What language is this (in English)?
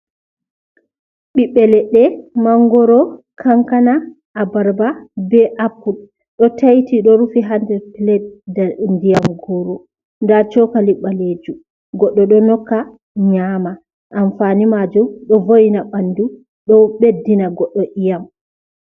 Fula